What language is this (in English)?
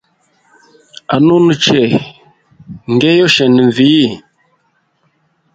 Hemba